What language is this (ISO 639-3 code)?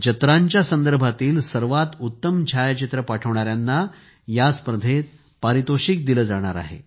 mar